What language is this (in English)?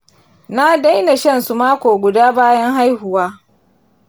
Hausa